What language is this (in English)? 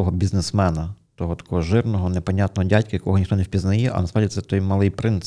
Ukrainian